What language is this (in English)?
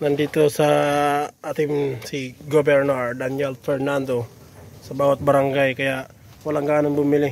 Filipino